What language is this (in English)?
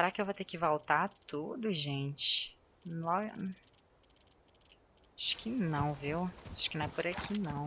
Portuguese